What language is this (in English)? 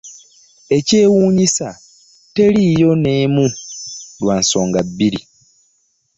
Ganda